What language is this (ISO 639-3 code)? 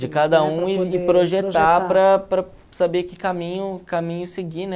por